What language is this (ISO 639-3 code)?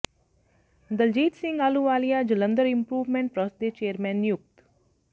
pan